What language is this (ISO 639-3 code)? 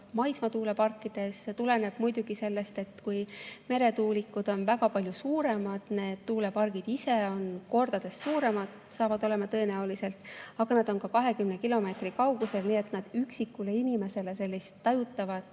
est